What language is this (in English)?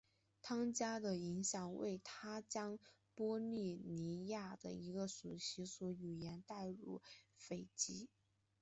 Chinese